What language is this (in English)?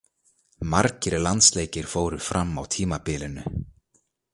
Icelandic